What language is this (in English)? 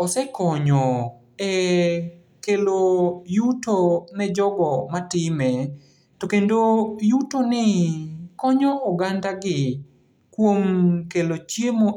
Luo (Kenya and Tanzania)